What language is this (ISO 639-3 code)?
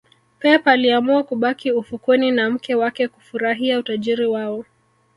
swa